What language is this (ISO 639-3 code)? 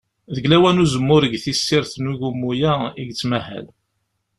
kab